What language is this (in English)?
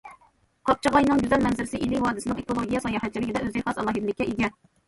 Uyghur